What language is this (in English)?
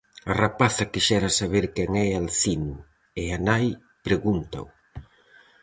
Galician